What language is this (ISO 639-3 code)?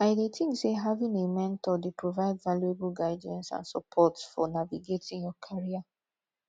pcm